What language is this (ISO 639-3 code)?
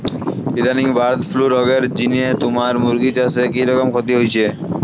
ben